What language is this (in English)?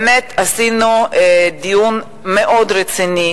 Hebrew